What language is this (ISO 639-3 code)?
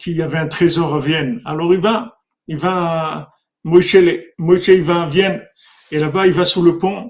fra